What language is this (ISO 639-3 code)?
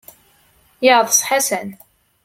kab